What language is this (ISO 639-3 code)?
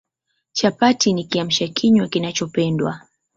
swa